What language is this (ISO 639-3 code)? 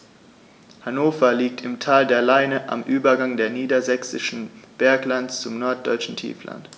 deu